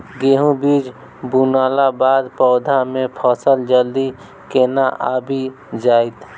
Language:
Maithili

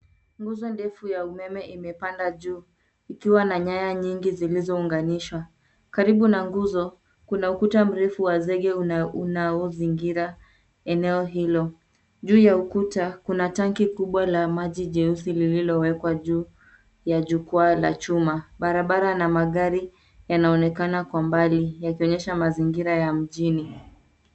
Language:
Swahili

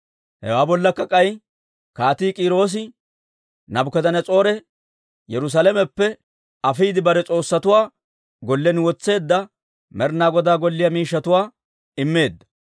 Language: Dawro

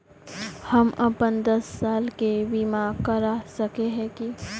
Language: Magahi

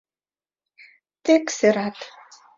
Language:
Mari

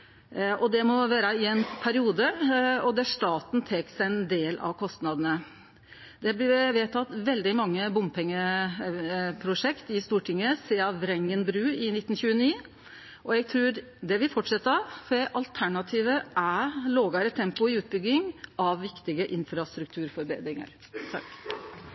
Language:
Norwegian Nynorsk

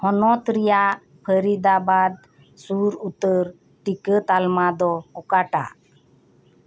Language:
Santali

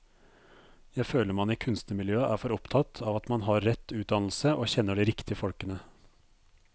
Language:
Norwegian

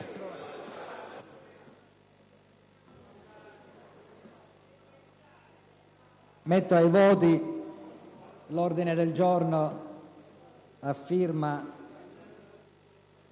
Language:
Italian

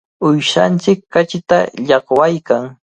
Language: Cajatambo North Lima Quechua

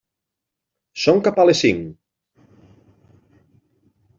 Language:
Catalan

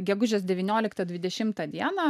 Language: Lithuanian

